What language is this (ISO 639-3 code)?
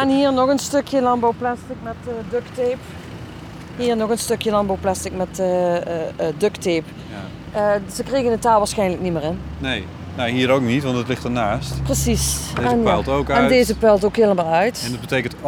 nld